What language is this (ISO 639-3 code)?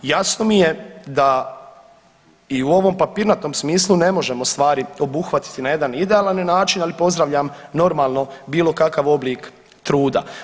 hrv